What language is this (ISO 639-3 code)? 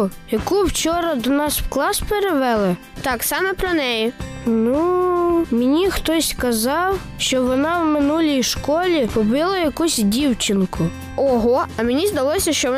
ukr